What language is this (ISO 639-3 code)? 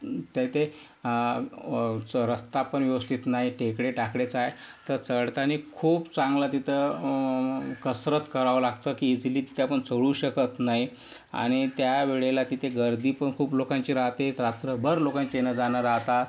mar